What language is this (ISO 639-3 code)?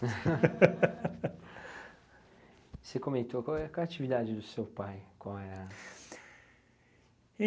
por